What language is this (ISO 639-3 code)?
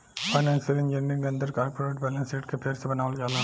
bho